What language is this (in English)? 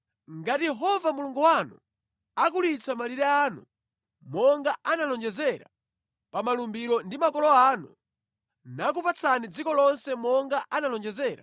Nyanja